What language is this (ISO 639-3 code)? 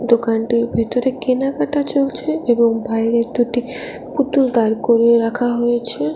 ben